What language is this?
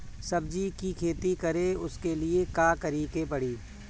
Bhojpuri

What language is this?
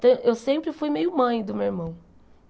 Portuguese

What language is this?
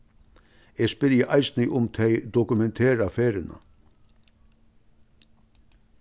Faroese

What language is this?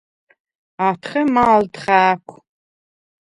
Svan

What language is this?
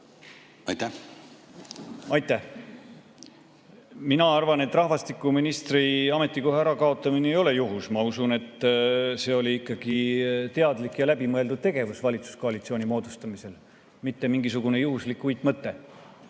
Estonian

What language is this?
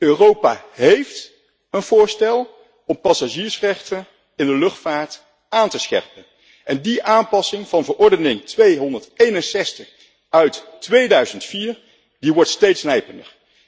Dutch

